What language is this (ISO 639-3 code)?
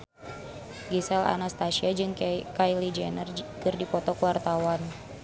sun